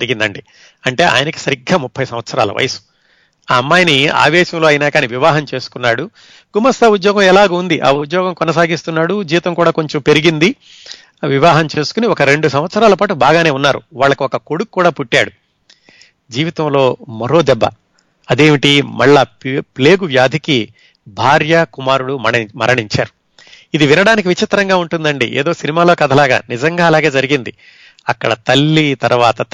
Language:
Telugu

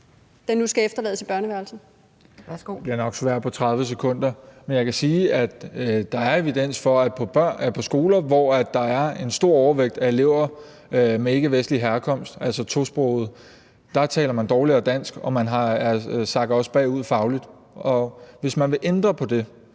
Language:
Danish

